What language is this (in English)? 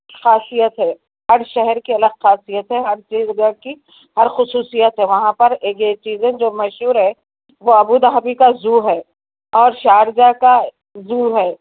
Urdu